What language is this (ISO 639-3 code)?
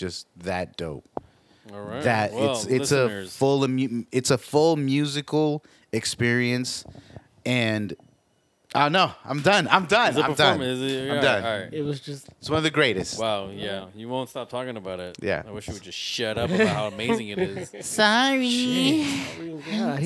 eng